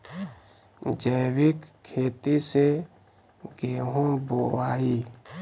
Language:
Bhojpuri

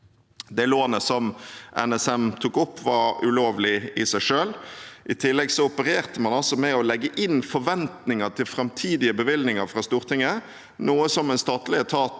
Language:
Norwegian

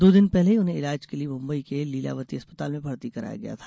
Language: Hindi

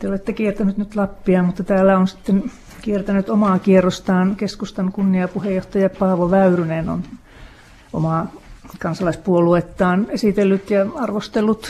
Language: Finnish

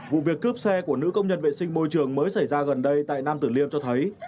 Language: Vietnamese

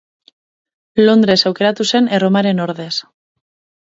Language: Basque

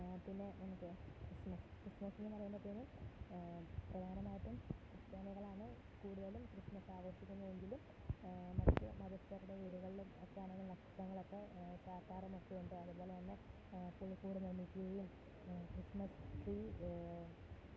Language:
Malayalam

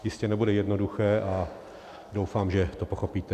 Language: Czech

